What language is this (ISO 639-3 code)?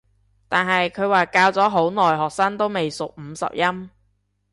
yue